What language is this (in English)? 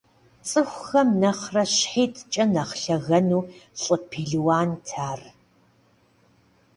Kabardian